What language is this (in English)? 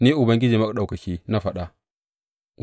Hausa